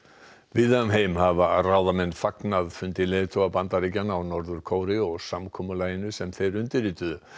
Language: Icelandic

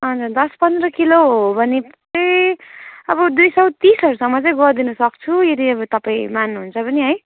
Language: Nepali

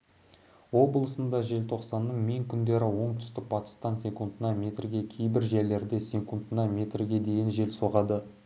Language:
Kazakh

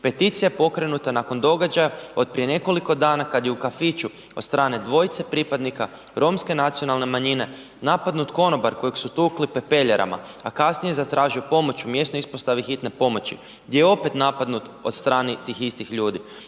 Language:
Croatian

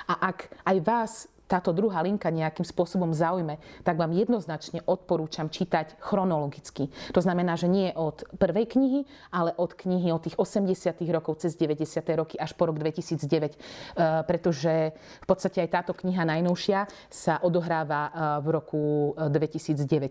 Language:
Slovak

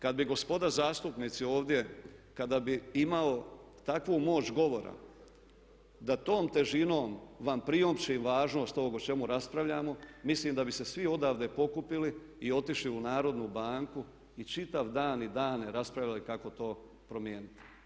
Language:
Croatian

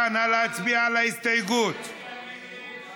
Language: Hebrew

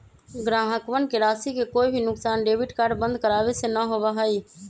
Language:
Magahi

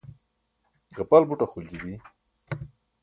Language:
Burushaski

